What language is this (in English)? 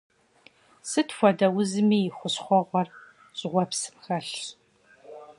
Kabardian